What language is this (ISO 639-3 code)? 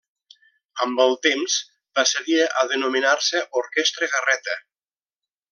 cat